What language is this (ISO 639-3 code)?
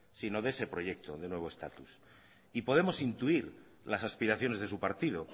spa